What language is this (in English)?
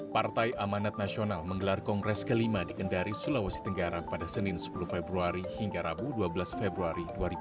Indonesian